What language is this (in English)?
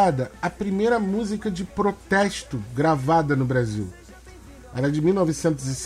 Portuguese